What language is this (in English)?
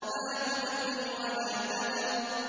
Arabic